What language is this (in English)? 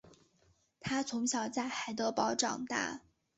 Chinese